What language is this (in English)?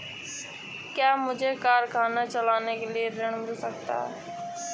Hindi